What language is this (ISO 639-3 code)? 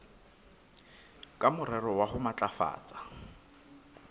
sot